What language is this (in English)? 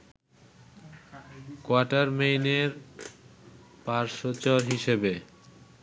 Bangla